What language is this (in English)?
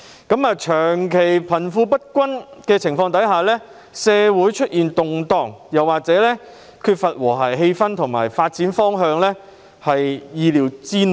Cantonese